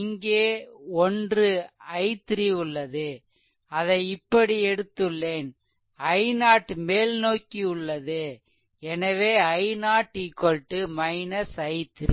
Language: Tamil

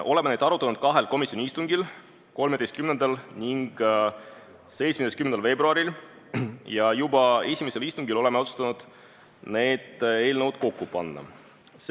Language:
Estonian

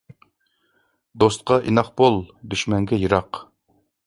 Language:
Uyghur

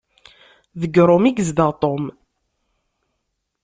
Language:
Kabyle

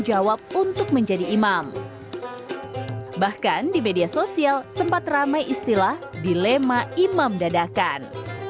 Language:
Indonesian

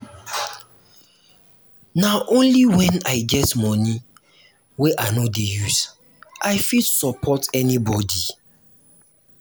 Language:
Nigerian Pidgin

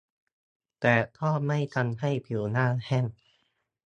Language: Thai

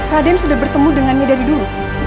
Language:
Indonesian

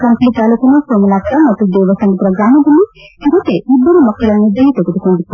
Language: Kannada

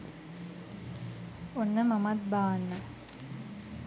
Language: Sinhala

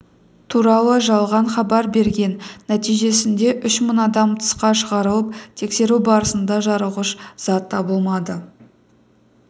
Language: Kazakh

